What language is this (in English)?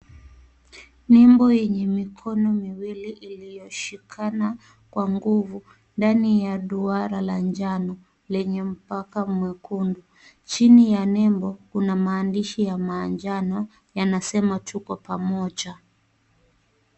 Swahili